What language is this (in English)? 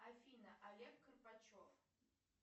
Russian